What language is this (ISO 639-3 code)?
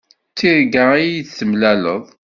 kab